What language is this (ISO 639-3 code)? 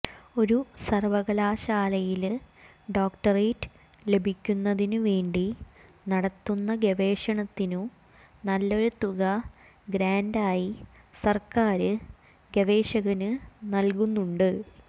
mal